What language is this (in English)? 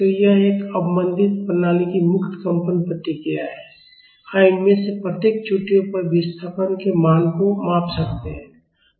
Hindi